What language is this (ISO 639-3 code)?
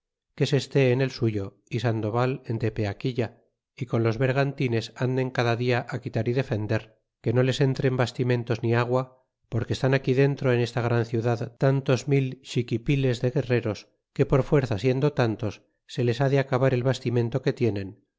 spa